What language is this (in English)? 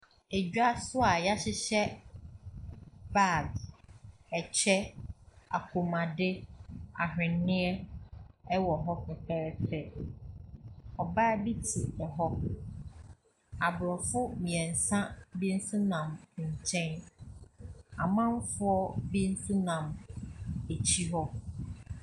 Akan